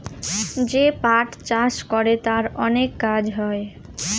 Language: Bangla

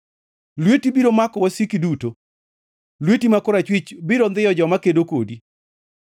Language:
Luo (Kenya and Tanzania)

